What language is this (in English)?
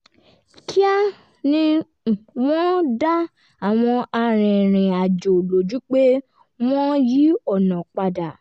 Yoruba